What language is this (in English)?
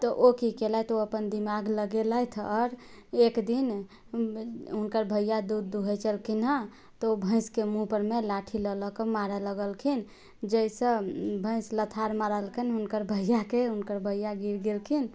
Maithili